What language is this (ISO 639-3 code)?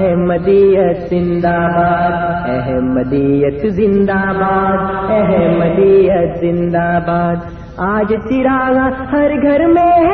urd